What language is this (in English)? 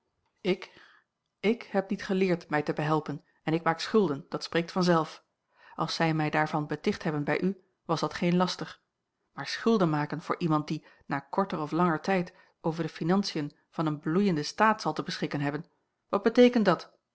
Dutch